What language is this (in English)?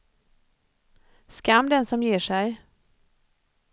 Swedish